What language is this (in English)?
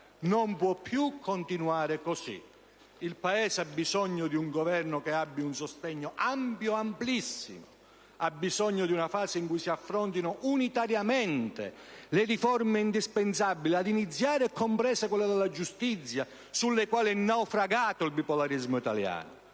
Italian